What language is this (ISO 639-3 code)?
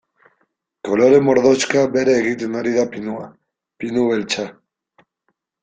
eus